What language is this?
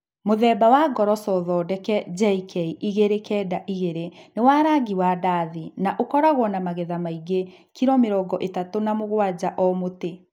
Kikuyu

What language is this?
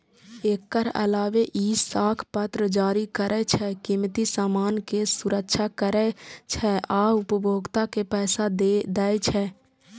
Maithili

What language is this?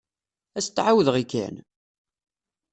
Kabyle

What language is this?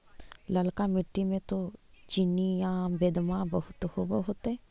Magahi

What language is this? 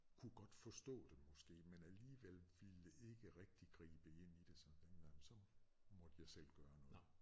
Danish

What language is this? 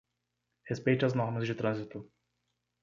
Portuguese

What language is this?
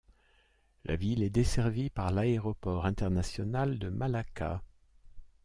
French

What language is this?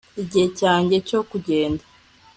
Kinyarwanda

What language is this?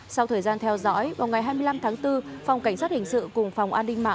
Vietnamese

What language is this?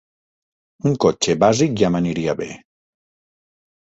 Catalan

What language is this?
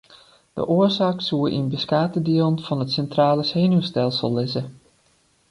Western Frisian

